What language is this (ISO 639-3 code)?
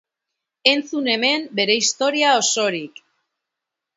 eus